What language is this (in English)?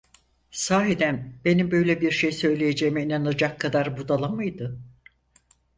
Turkish